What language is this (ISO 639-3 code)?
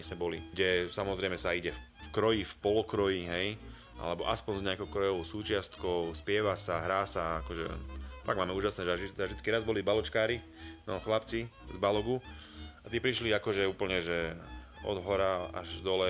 slk